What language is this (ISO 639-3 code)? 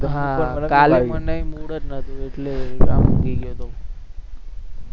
guj